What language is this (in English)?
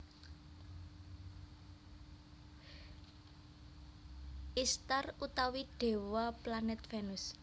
Javanese